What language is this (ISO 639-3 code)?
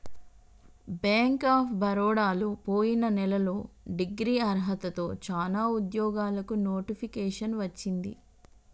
tel